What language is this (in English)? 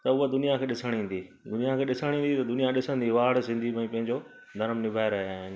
Sindhi